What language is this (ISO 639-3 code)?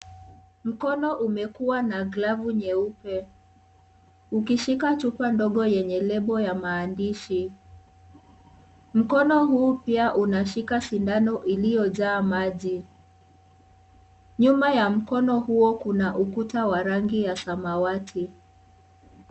swa